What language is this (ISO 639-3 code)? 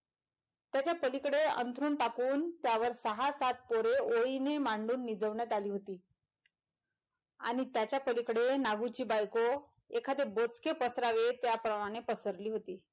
mar